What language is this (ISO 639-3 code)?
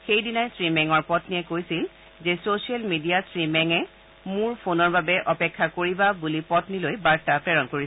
asm